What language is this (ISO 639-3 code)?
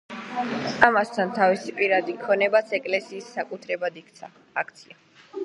kat